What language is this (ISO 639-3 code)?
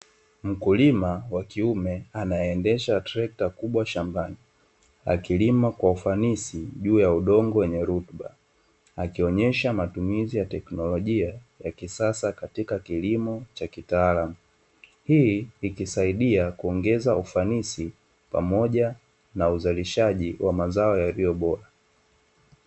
swa